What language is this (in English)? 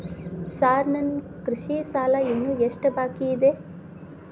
Kannada